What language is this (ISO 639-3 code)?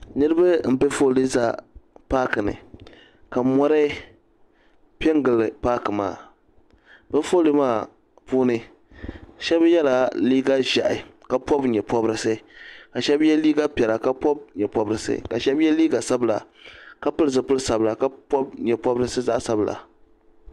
dag